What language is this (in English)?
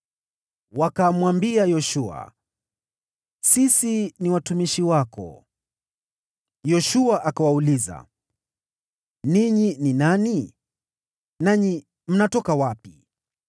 Swahili